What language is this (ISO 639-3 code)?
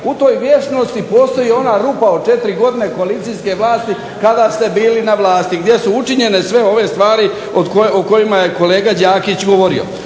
hrv